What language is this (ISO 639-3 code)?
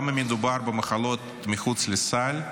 heb